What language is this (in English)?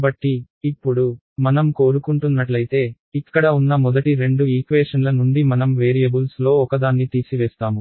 Telugu